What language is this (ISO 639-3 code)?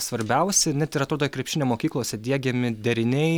lit